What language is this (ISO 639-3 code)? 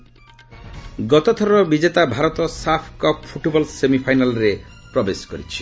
ori